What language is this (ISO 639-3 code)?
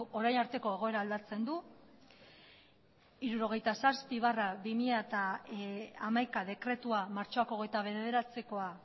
eus